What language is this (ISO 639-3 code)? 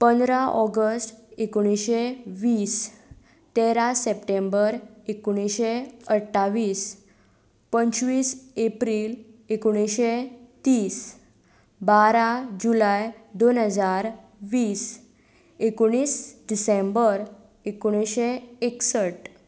kok